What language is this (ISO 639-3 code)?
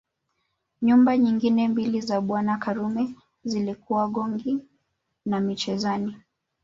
swa